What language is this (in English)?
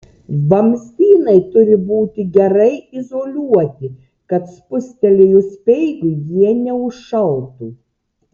Lithuanian